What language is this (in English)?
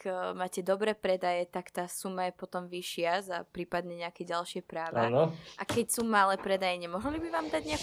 Slovak